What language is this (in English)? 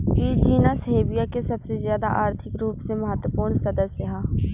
Bhojpuri